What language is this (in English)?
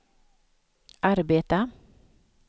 Swedish